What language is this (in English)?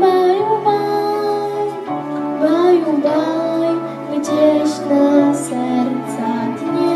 Polish